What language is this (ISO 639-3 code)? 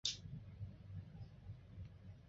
zho